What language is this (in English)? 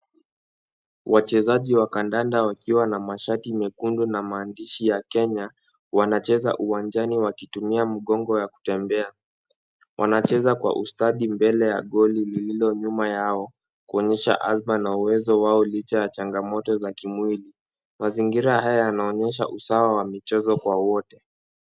Swahili